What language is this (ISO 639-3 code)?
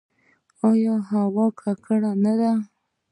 pus